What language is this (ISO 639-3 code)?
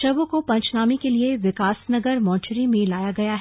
hin